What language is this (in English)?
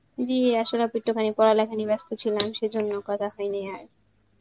Bangla